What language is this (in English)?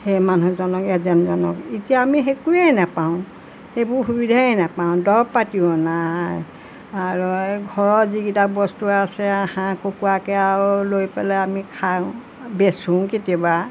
Assamese